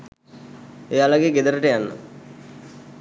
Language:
Sinhala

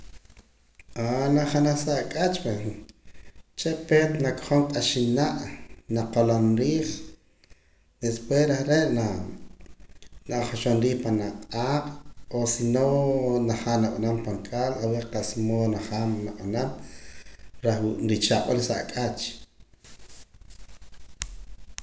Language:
Poqomam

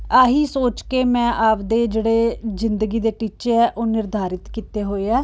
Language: Punjabi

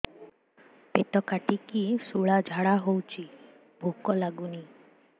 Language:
Odia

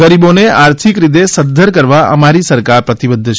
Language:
Gujarati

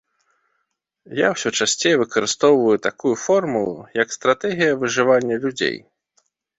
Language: Belarusian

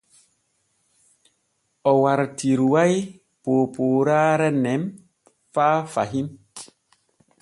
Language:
Borgu Fulfulde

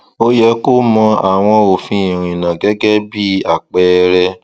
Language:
Yoruba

